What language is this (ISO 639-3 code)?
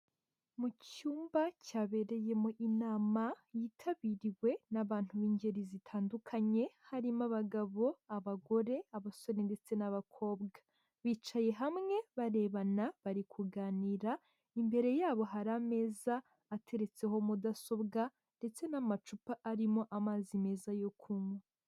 kin